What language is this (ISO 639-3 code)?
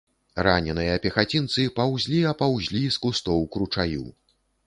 bel